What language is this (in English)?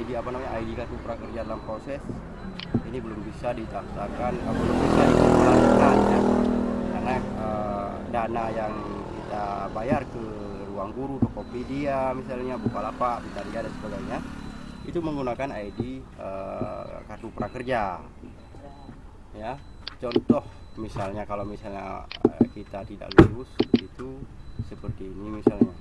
Indonesian